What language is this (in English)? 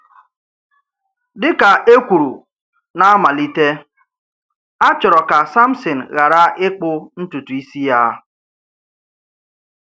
Igbo